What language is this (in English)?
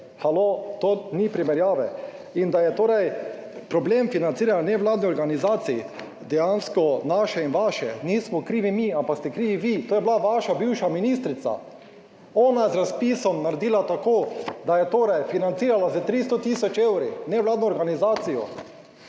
Slovenian